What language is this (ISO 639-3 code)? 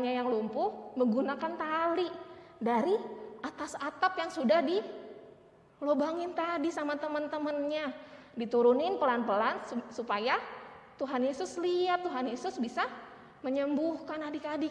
ind